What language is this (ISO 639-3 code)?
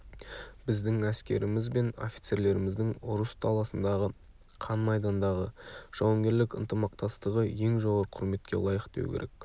kaz